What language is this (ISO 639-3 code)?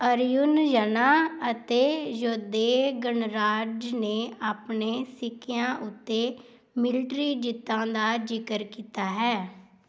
pan